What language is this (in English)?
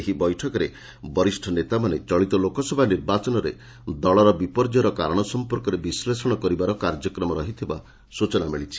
Odia